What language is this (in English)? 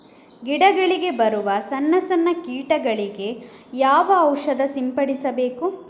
Kannada